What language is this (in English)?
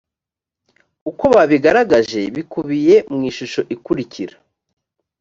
Kinyarwanda